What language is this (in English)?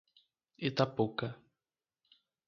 Portuguese